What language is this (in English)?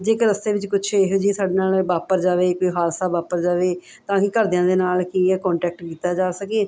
Punjabi